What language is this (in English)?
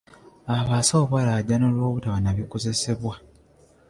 Ganda